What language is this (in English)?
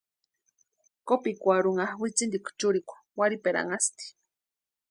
Western Highland Purepecha